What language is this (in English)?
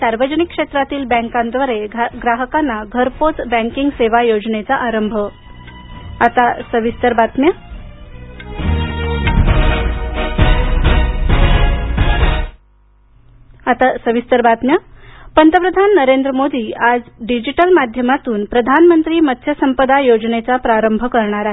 Marathi